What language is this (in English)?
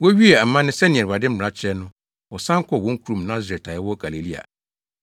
Akan